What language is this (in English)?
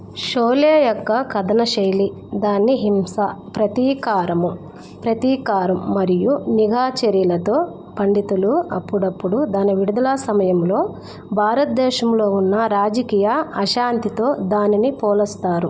Telugu